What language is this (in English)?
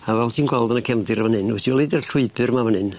Welsh